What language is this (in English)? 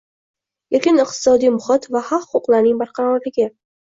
Uzbek